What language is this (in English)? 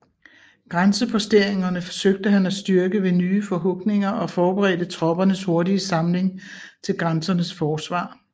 Danish